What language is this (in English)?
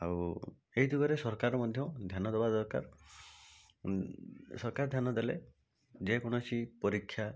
Odia